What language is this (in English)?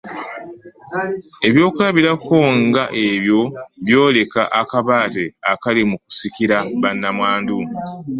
Ganda